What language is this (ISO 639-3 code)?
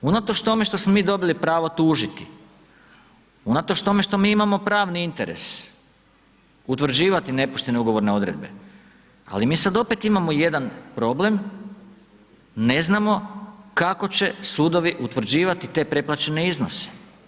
hrv